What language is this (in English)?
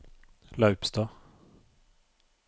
Norwegian